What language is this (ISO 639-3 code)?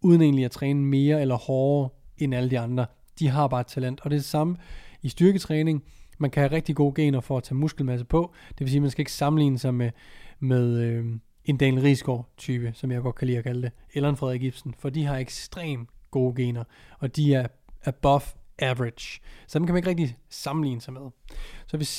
dan